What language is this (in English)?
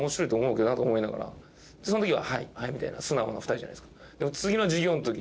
Japanese